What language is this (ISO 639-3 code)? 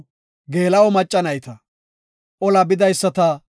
gof